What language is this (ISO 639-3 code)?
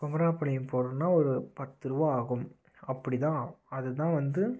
tam